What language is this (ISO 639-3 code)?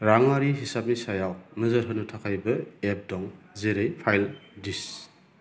brx